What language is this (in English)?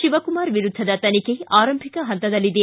Kannada